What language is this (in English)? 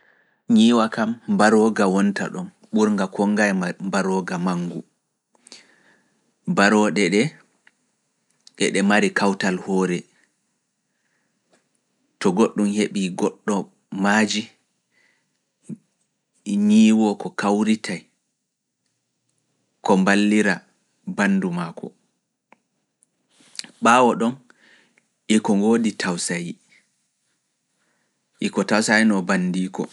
Fula